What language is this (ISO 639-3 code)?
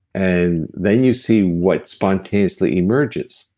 eng